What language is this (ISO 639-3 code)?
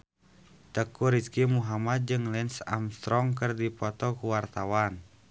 sun